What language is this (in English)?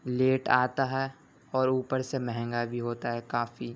Urdu